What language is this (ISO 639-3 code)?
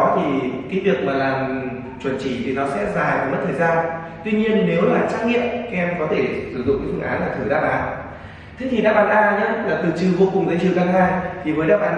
vie